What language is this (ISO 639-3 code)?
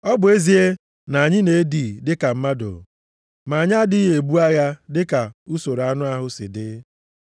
ibo